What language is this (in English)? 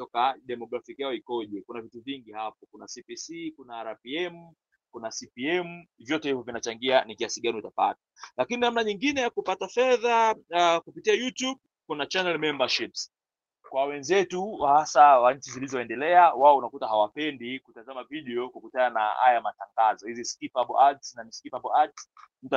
Swahili